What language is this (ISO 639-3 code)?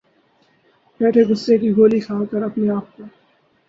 urd